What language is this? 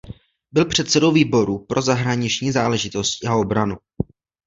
Czech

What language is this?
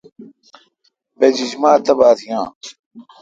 Kalkoti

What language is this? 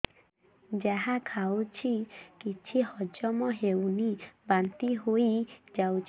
Odia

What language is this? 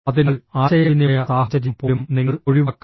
Malayalam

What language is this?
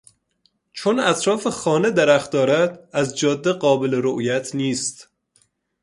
Persian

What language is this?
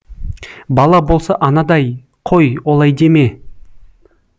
Kazakh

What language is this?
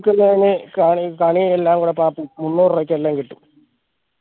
Malayalam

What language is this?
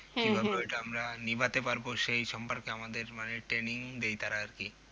Bangla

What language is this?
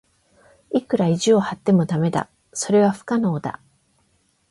Japanese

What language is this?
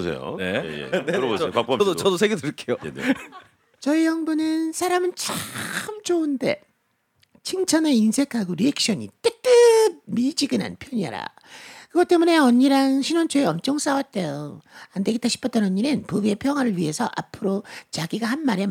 Korean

